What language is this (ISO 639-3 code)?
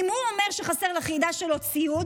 heb